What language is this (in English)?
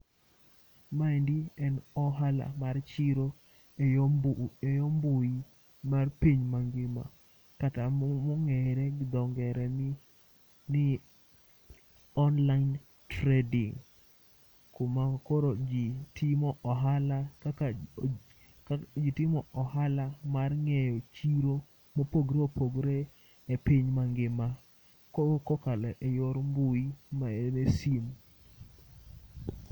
Luo (Kenya and Tanzania)